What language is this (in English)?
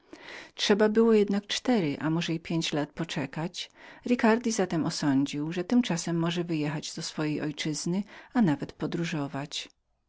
Polish